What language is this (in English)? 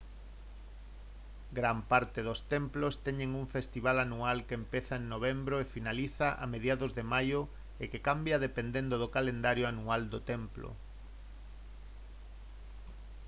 Galician